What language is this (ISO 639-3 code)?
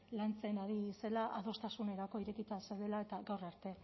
eus